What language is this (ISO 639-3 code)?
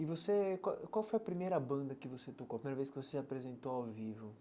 por